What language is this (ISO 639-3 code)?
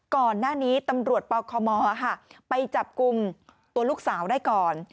tha